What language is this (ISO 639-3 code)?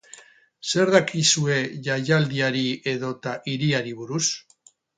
eus